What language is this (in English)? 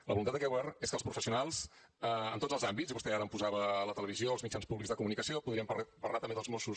Catalan